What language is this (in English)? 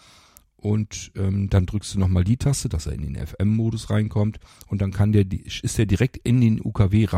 German